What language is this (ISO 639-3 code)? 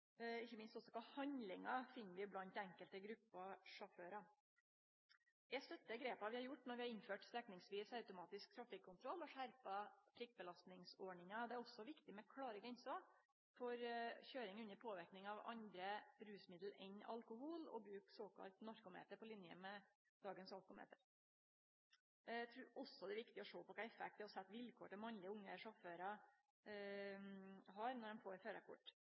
nno